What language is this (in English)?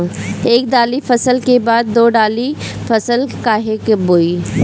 Bhojpuri